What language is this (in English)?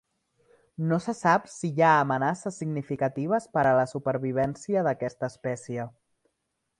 Catalan